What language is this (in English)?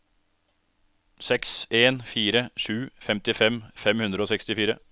Norwegian